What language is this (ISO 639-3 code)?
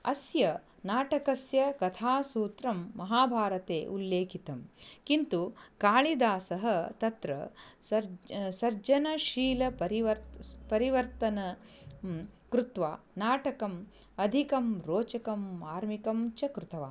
san